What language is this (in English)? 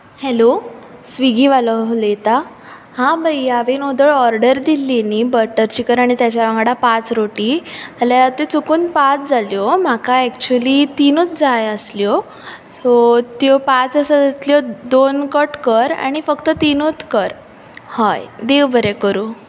Konkani